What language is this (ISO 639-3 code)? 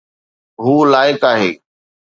snd